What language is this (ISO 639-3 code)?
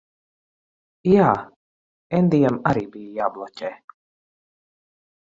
lav